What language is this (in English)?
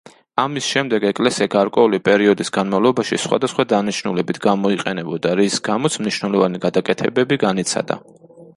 Georgian